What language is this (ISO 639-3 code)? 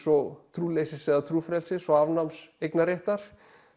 isl